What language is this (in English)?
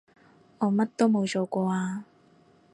Cantonese